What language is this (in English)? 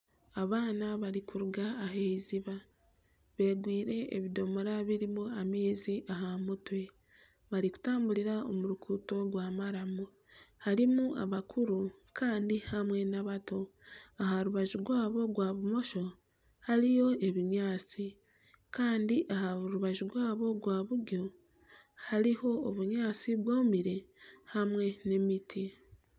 Nyankole